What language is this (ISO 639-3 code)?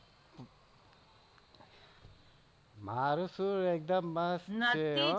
guj